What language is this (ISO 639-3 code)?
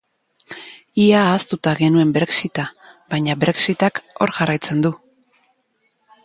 eus